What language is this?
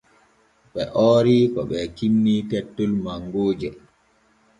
Borgu Fulfulde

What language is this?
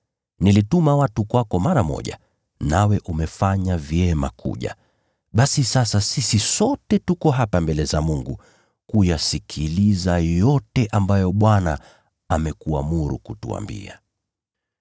Swahili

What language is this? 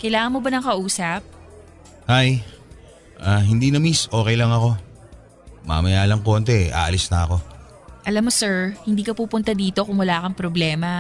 Filipino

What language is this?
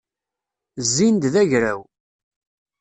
Kabyle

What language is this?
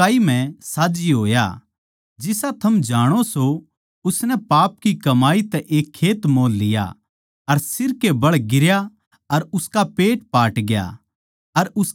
Haryanvi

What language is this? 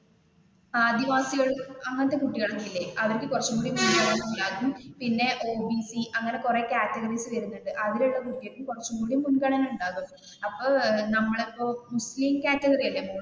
Malayalam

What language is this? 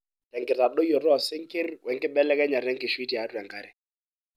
Masai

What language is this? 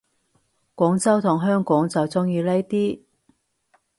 Cantonese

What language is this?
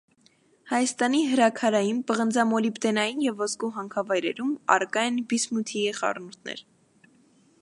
Armenian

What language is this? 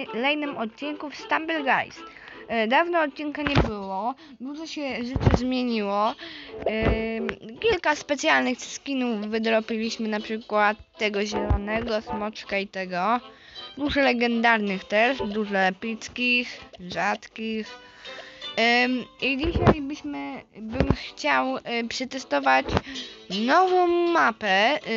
Polish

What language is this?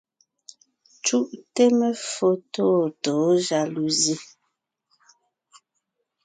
Ngiemboon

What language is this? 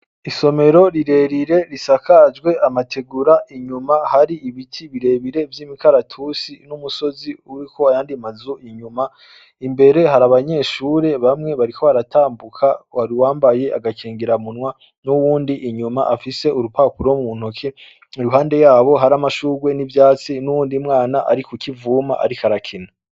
Rundi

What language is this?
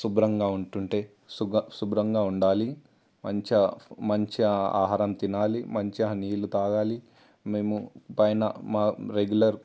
Telugu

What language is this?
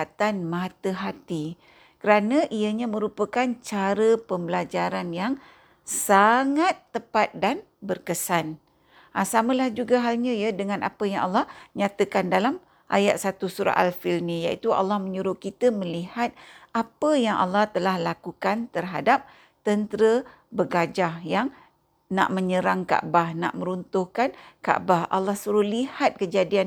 Malay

